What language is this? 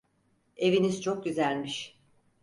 Turkish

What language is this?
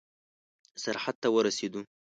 Pashto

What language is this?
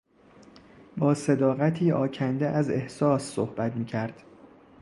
Persian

